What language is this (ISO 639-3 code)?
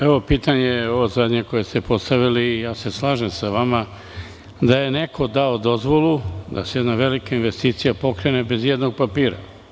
srp